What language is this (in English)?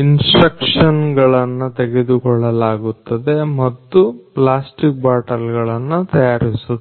Kannada